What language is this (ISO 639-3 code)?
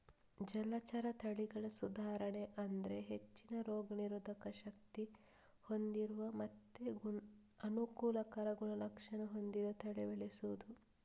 kan